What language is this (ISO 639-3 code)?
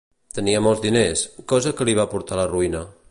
cat